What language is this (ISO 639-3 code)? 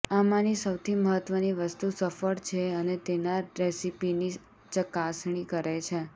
guj